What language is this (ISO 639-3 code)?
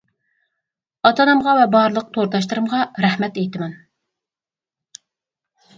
uig